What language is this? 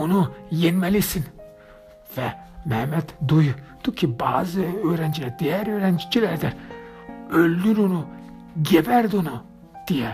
Turkish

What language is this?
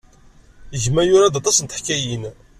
Kabyle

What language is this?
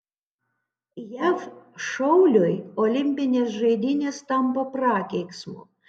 Lithuanian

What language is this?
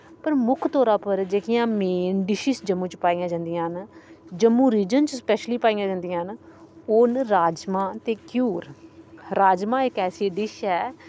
Dogri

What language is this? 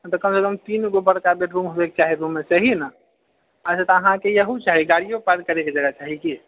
Maithili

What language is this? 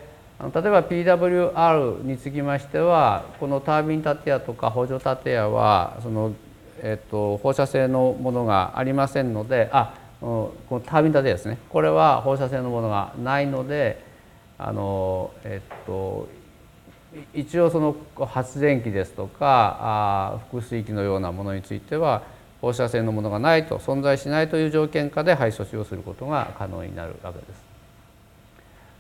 Japanese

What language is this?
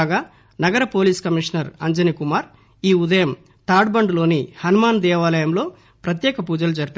Telugu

